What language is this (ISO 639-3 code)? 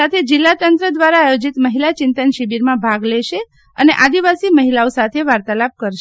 guj